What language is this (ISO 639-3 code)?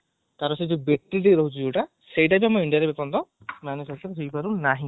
ori